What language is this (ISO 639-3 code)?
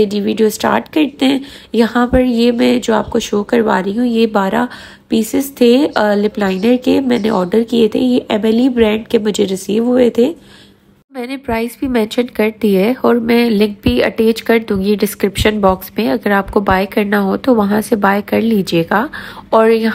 hin